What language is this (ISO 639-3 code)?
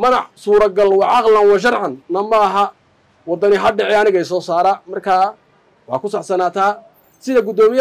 ara